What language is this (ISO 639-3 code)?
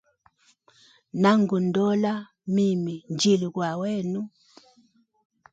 hem